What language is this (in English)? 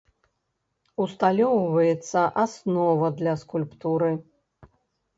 Belarusian